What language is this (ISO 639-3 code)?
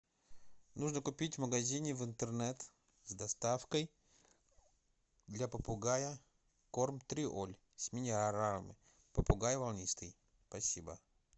rus